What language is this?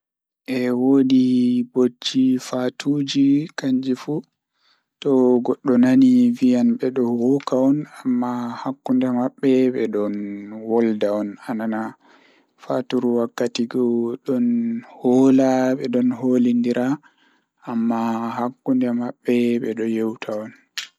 Fula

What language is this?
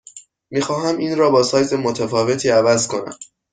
Persian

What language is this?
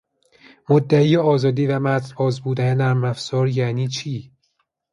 Persian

